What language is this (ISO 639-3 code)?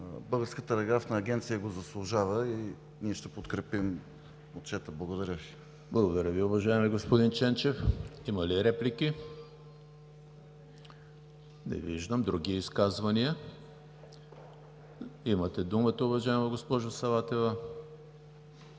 bul